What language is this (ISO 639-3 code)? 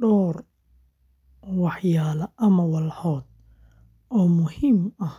som